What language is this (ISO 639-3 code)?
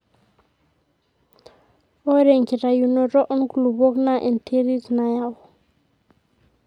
mas